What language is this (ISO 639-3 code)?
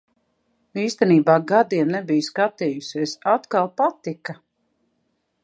lav